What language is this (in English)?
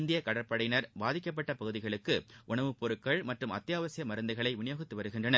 Tamil